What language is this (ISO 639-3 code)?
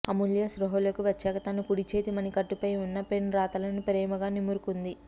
tel